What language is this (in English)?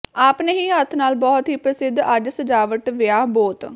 Punjabi